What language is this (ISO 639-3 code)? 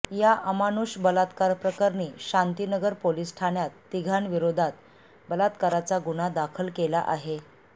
mar